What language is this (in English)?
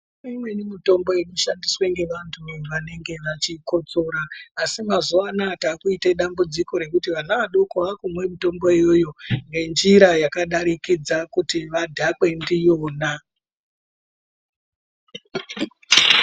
Ndau